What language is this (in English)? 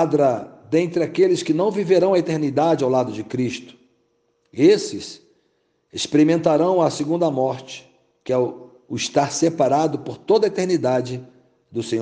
Portuguese